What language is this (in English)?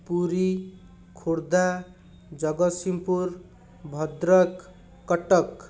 Odia